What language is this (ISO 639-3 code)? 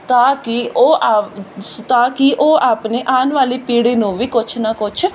pan